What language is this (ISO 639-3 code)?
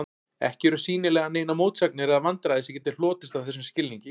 isl